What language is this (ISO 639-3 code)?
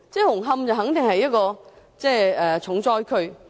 yue